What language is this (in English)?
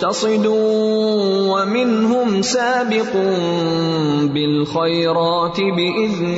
Urdu